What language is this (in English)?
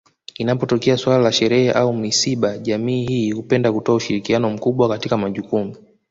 Swahili